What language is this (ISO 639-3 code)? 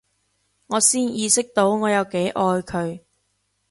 yue